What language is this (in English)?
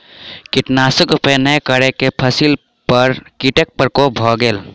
Maithili